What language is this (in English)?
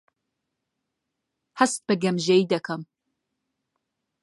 Central Kurdish